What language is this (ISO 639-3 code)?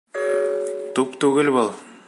bak